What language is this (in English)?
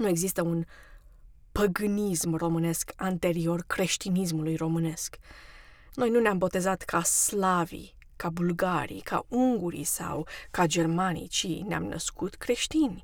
Romanian